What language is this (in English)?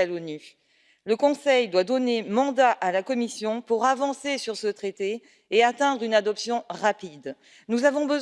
French